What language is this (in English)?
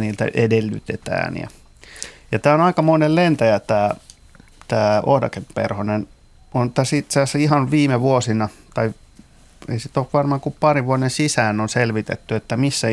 Finnish